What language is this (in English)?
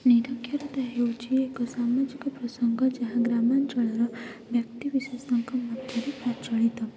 Odia